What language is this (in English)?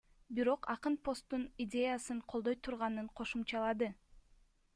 Kyrgyz